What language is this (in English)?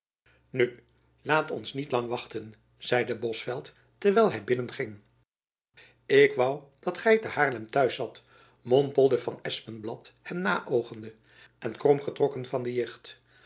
Dutch